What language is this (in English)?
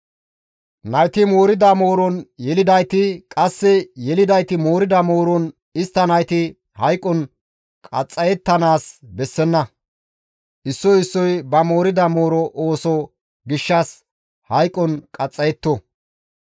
Gamo